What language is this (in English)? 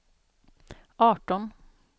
Swedish